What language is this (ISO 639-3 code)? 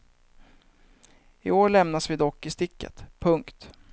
swe